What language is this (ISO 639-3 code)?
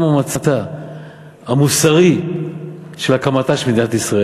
heb